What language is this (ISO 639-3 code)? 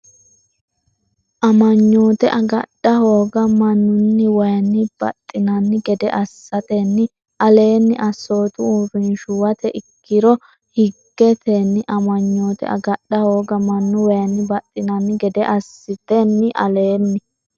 sid